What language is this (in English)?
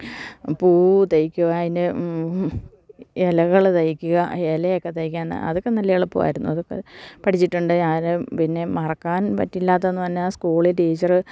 Malayalam